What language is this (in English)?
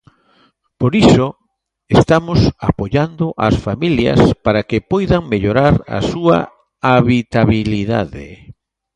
Galician